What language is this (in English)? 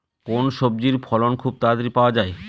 Bangla